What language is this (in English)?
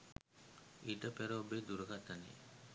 Sinhala